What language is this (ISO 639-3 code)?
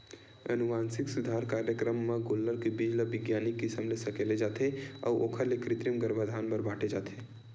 hne